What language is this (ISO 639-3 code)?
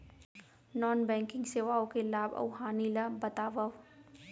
hne